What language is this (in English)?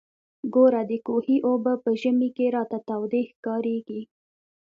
Pashto